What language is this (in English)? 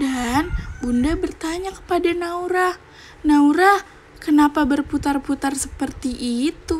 Indonesian